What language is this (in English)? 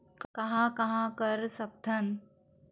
Chhattisgarhi